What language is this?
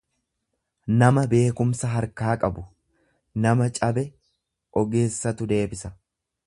Oromo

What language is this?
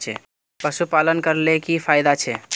Magahi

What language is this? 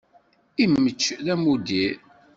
Kabyle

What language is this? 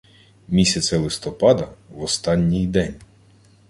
Ukrainian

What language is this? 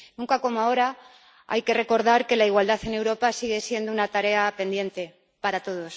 Spanish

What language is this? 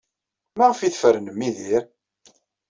Kabyle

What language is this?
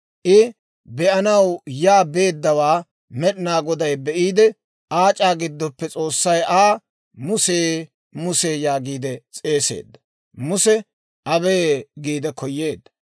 Dawro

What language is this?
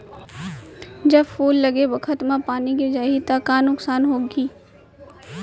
Chhattisgarhi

